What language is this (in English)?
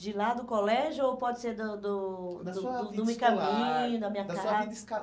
Portuguese